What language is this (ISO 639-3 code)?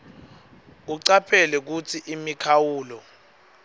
ssw